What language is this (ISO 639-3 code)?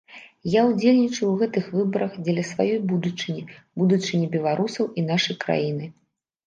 bel